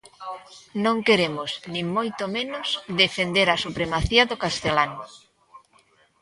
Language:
Galician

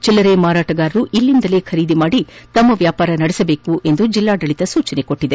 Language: Kannada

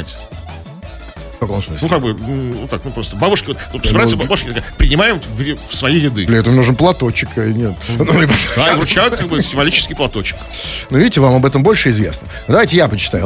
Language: Russian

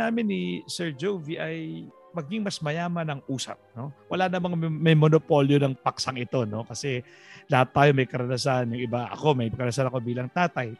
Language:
Filipino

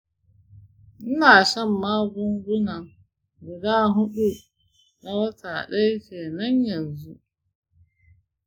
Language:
Hausa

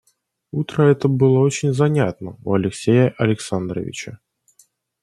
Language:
Russian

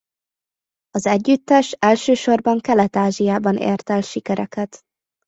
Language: Hungarian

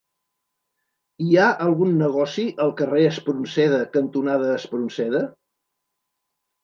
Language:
Catalan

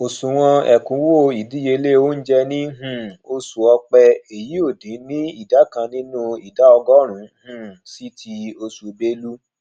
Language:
Yoruba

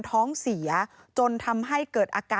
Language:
Thai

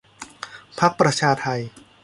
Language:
Thai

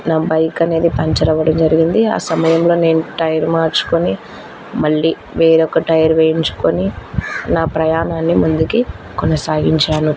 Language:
Telugu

